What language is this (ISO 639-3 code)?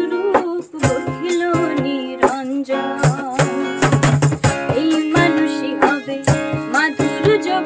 tha